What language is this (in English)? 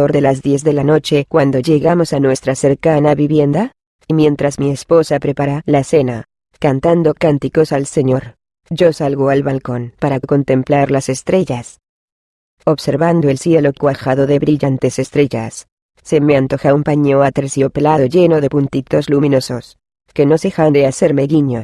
Spanish